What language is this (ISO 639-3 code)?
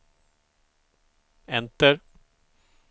swe